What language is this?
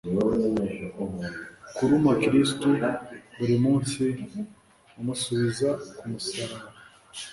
Kinyarwanda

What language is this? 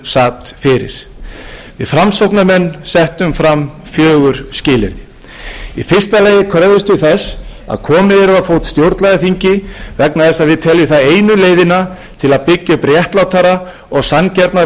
Icelandic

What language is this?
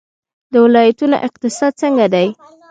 Pashto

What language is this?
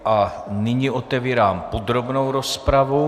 Czech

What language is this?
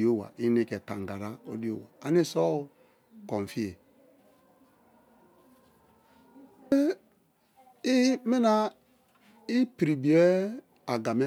Kalabari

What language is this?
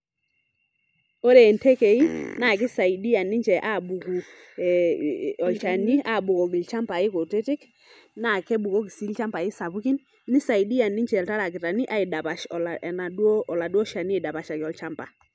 Masai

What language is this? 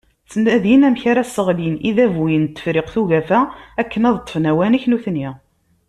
Kabyle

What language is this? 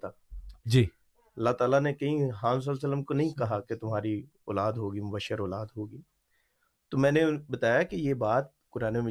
Urdu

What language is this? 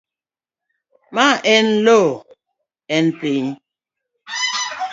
Luo (Kenya and Tanzania)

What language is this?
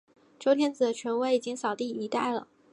Chinese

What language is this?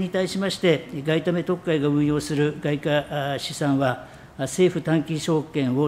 Japanese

